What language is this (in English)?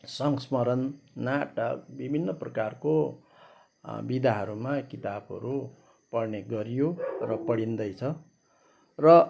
Nepali